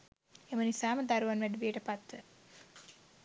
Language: Sinhala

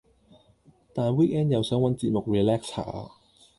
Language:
Cantonese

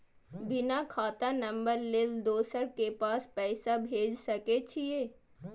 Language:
Maithili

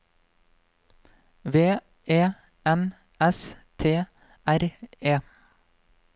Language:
Norwegian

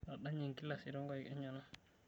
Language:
Masai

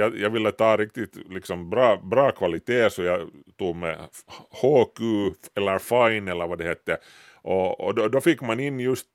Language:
Swedish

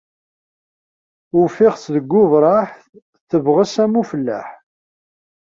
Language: Kabyle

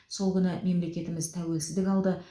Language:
Kazakh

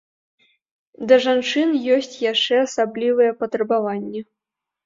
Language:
Belarusian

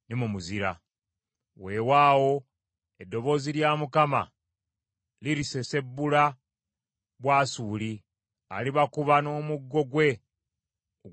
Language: Ganda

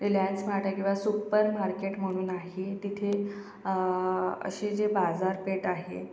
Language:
Marathi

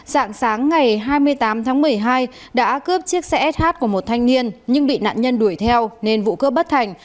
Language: Vietnamese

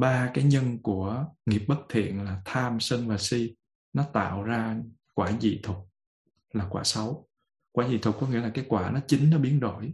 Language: Vietnamese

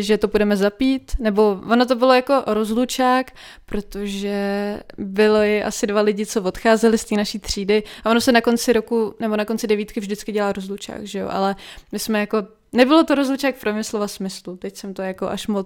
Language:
Czech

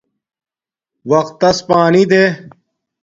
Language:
Domaaki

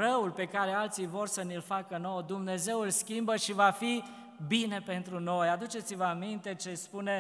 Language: Romanian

